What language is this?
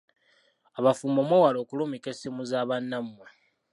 Ganda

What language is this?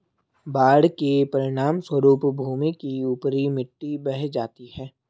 Hindi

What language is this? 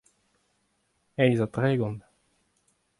Breton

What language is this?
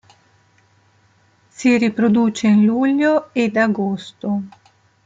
Italian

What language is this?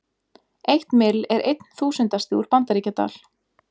Icelandic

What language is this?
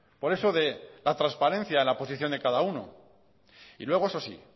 Spanish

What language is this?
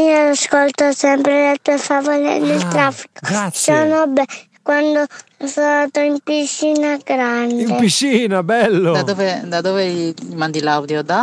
Italian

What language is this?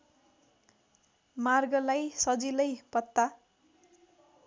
Nepali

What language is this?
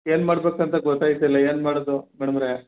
Kannada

